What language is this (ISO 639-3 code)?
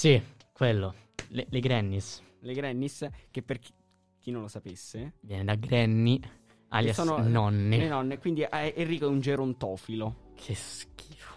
ita